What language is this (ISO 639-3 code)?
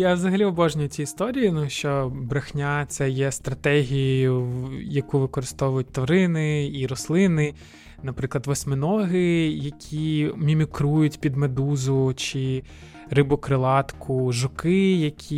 ukr